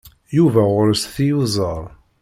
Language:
Kabyle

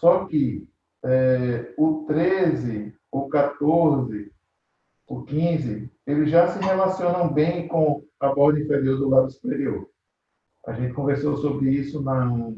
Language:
Portuguese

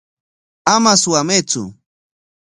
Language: Corongo Ancash Quechua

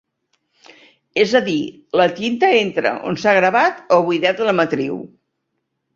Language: Catalan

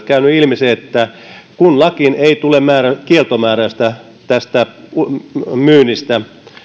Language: Finnish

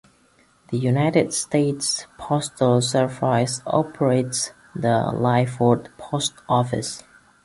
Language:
English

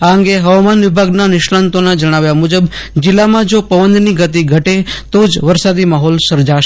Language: Gujarati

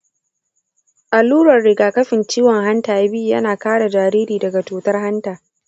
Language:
Hausa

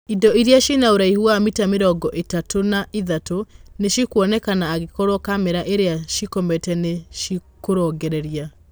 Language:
Kikuyu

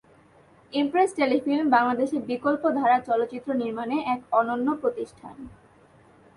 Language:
Bangla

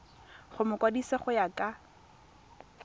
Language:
Tswana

